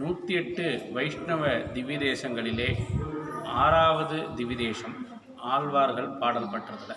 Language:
Tamil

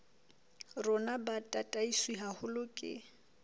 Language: Southern Sotho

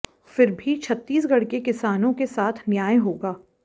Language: Hindi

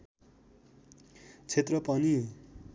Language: Nepali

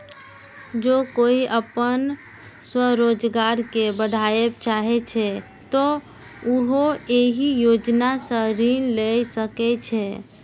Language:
Maithili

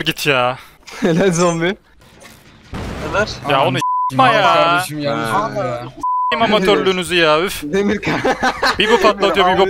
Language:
Turkish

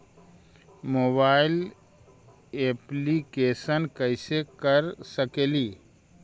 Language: Magahi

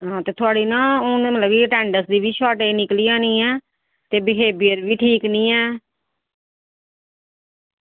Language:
Dogri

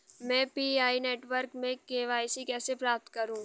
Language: Hindi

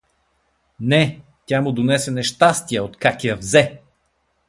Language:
Bulgarian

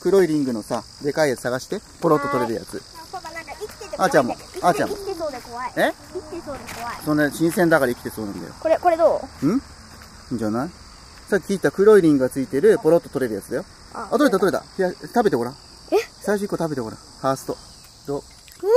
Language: Japanese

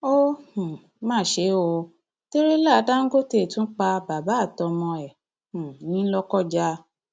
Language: Yoruba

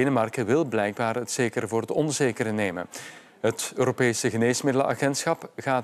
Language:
Dutch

